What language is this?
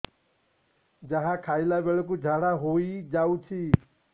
Odia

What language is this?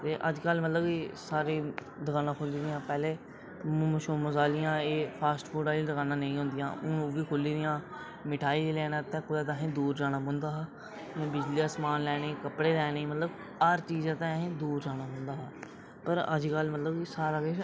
Dogri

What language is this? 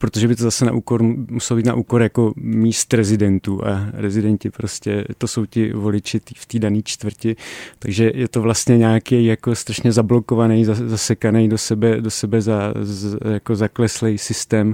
Czech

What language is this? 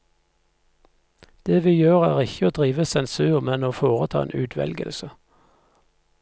Norwegian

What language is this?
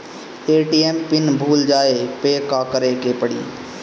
Bhojpuri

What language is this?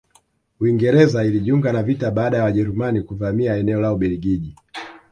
Swahili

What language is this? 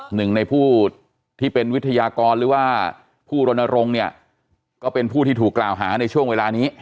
Thai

